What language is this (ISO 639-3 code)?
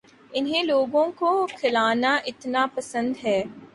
urd